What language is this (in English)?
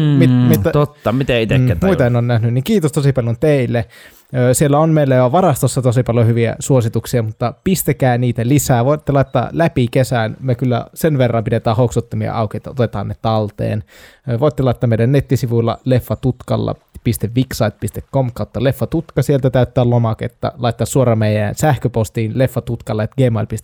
Finnish